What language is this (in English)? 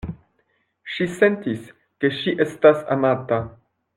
Esperanto